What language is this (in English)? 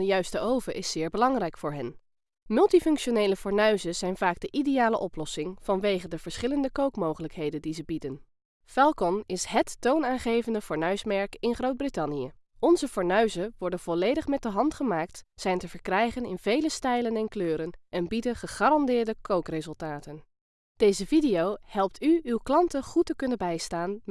Dutch